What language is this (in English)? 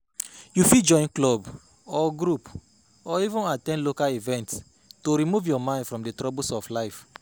Nigerian Pidgin